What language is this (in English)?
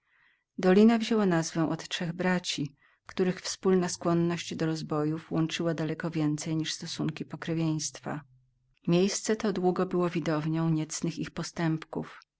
Polish